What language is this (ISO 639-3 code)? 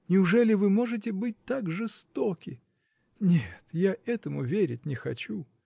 rus